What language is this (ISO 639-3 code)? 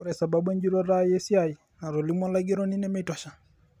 mas